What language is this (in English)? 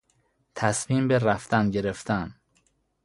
Persian